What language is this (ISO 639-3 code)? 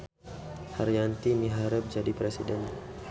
sun